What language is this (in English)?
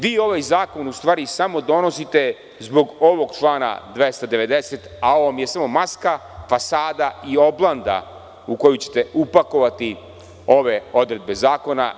Serbian